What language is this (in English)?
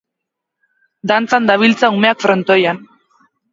Basque